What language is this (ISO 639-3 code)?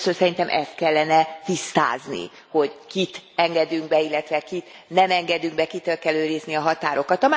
hun